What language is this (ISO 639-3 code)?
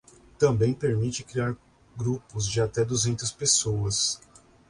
por